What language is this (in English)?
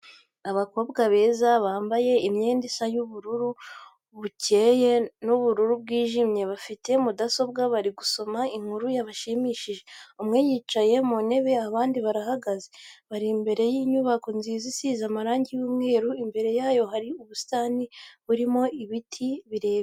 Kinyarwanda